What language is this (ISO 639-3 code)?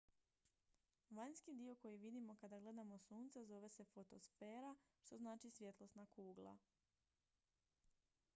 hrv